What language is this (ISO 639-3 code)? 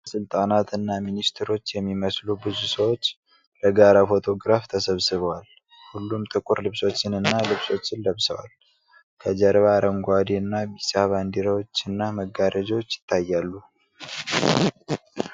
amh